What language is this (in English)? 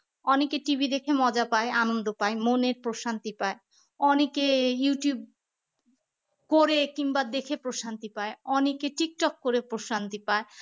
Bangla